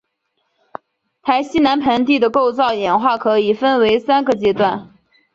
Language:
Chinese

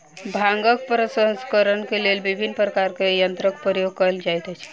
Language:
Maithili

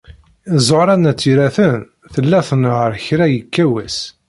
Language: Kabyle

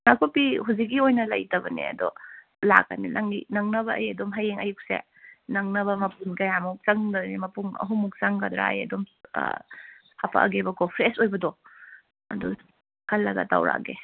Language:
Manipuri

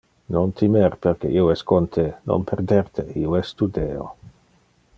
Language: Interlingua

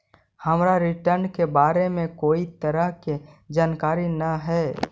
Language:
Magahi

